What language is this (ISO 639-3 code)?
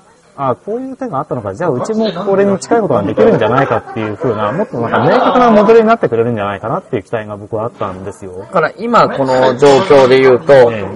jpn